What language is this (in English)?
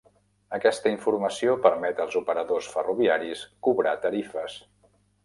Catalan